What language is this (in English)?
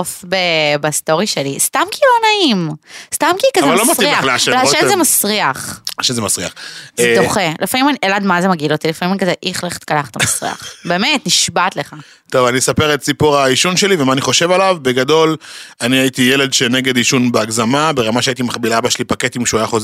Hebrew